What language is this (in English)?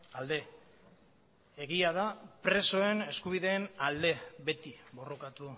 Basque